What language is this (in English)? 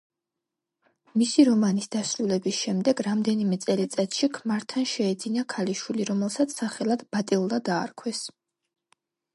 Georgian